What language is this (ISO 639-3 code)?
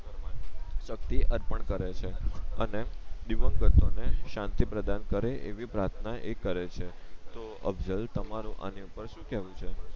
guj